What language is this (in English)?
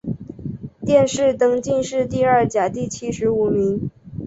Chinese